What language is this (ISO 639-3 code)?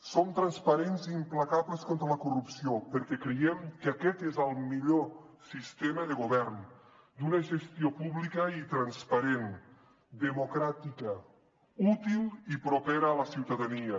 cat